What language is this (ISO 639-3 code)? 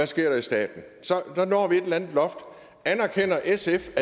dan